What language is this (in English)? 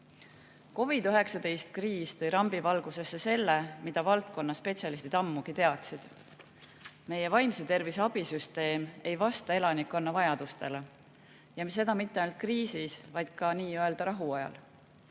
Estonian